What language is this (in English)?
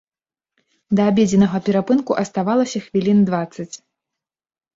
Belarusian